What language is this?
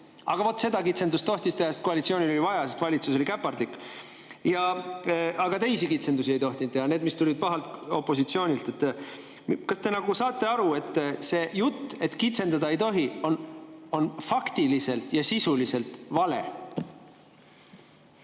Estonian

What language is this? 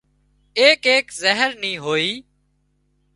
Wadiyara Koli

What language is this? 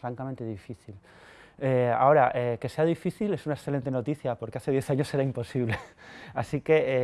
Spanish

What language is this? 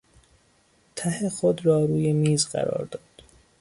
Persian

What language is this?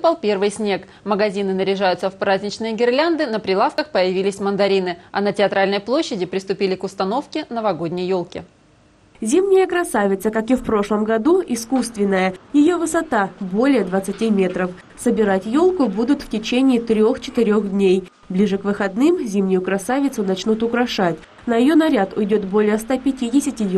Russian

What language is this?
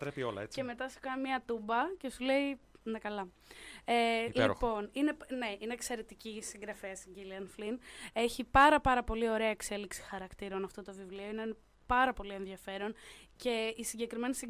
Greek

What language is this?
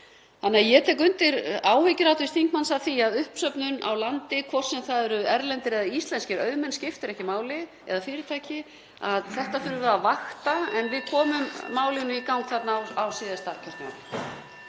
Icelandic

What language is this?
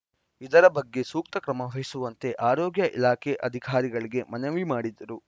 Kannada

